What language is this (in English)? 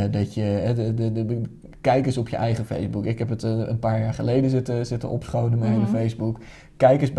Dutch